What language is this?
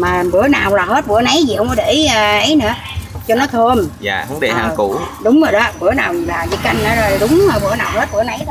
Vietnamese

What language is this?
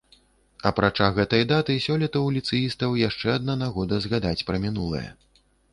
Belarusian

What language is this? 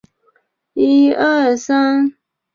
Chinese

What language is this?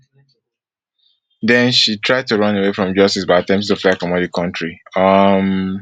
Nigerian Pidgin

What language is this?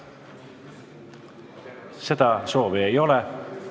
Estonian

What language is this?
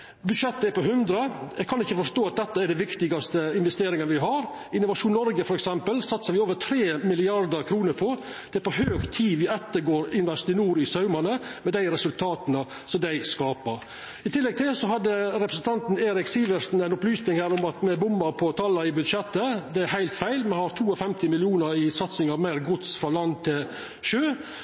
Norwegian Nynorsk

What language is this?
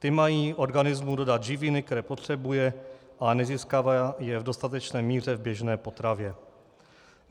Czech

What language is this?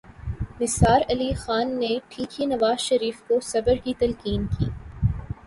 Urdu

